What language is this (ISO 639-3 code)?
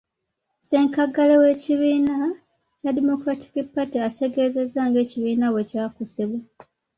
lug